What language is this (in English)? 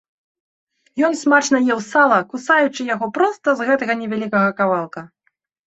Belarusian